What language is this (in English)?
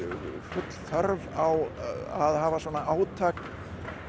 Icelandic